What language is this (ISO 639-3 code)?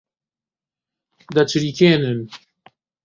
ckb